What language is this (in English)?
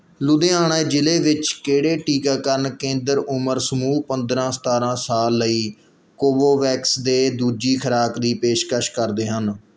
Punjabi